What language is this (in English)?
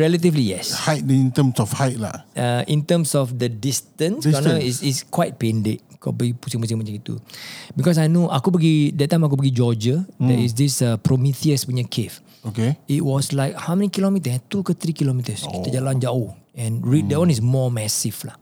Malay